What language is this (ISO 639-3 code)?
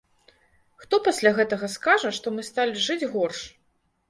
bel